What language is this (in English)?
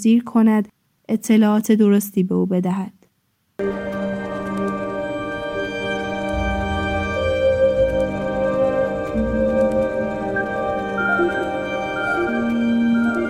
Persian